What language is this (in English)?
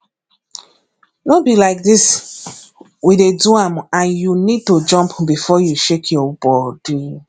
Nigerian Pidgin